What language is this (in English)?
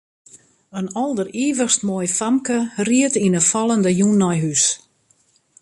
Western Frisian